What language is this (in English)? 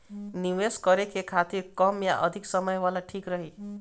Bhojpuri